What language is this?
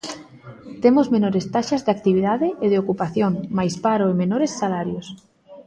Galician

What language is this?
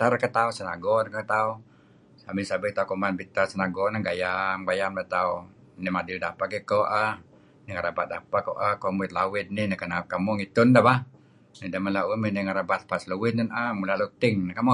Kelabit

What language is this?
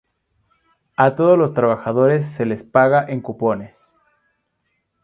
Spanish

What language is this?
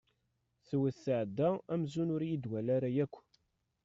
Kabyle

